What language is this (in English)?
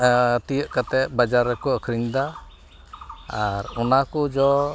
Santali